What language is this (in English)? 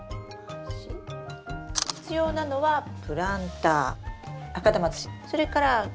Japanese